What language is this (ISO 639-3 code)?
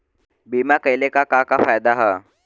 bho